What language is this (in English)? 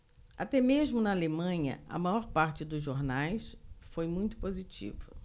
Portuguese